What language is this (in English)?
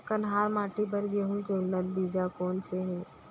Chhattisgarhi